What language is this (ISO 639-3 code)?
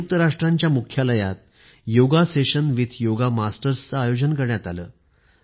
mar